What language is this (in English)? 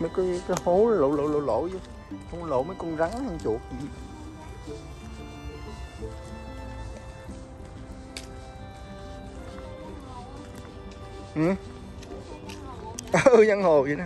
Vietnamese